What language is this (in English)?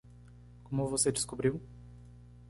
Portuguese